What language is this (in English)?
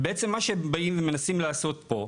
Hebrew